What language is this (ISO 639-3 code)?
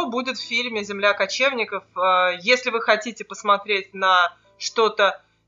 rus